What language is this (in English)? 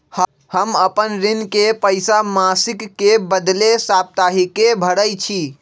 Magahi